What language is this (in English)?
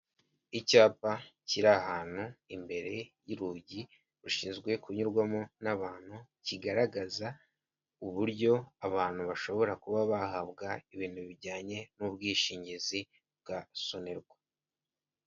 Kinyarwanda